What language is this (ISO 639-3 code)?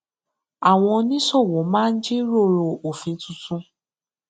yor